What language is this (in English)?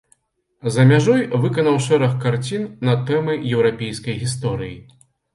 Belarusian